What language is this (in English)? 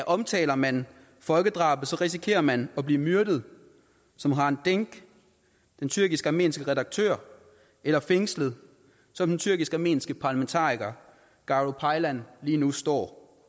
Danish